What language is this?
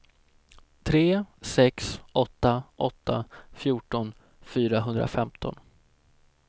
Swedish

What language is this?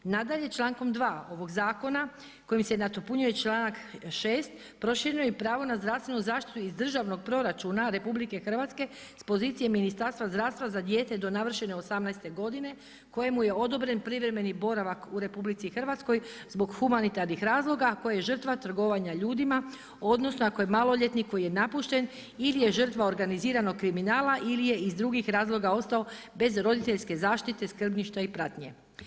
Croatian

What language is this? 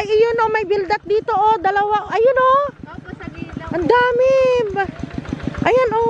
Filipino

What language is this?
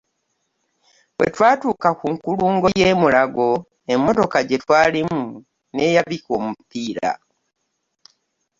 Ganda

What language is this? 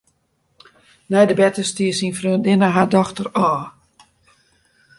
Western Frisian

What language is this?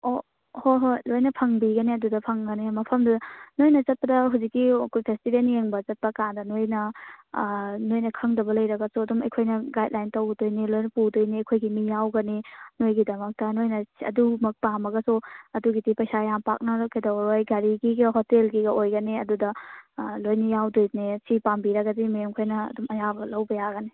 Manipuri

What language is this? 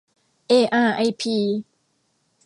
Thai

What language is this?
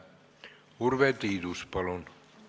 Estonian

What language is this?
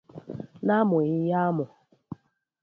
Igbo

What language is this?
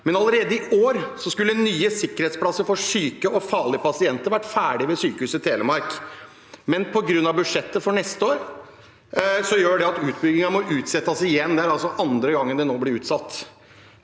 Norwegian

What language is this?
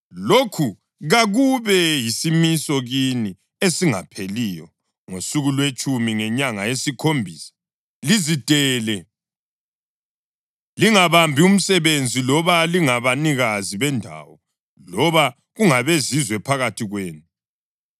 North Ndebele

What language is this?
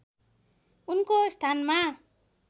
Nepali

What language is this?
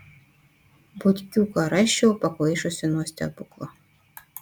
Lithuanian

